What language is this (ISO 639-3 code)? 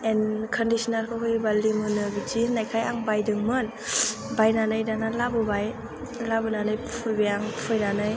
brx